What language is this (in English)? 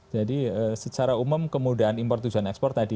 Indonesian